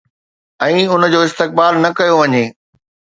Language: Sindhi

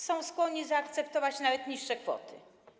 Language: Polish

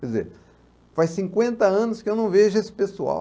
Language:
Portuguese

